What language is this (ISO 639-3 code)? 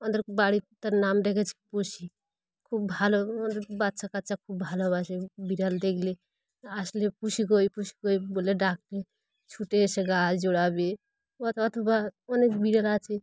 ben